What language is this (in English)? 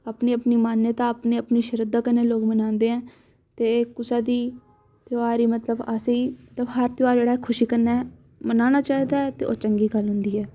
Dogri